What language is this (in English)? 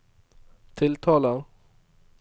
Norwegian